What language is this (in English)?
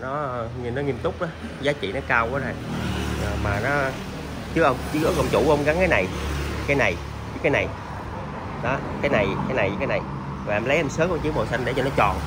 Vietnamese